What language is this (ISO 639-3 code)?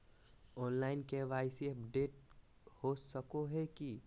mag